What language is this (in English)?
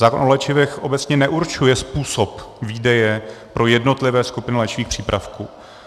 Czech